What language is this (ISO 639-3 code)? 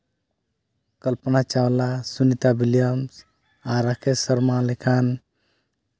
sat